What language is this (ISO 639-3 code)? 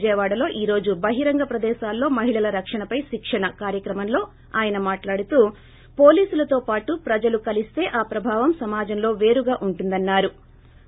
tel